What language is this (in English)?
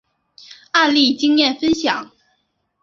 Chinese